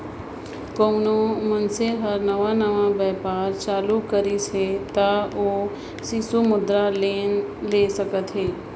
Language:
Chhattisgarhi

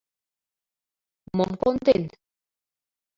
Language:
Mari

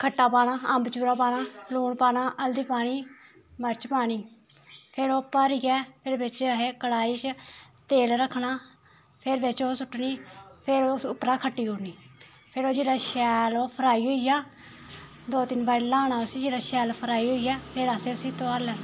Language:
Dogri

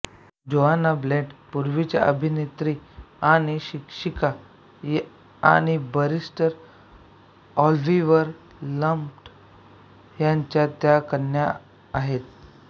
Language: Marathi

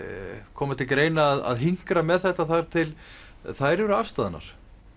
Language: Icelandic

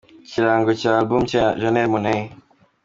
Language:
Kinyarwanda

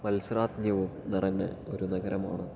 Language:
Malayalam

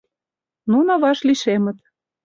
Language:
Mari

